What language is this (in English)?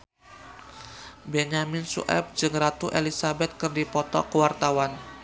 Sundanese